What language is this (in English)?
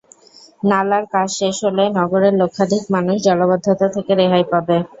Bangla